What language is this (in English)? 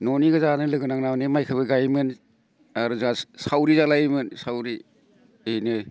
Bodo